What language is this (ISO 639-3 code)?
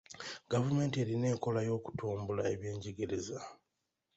lug